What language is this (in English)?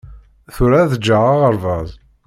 Kabyle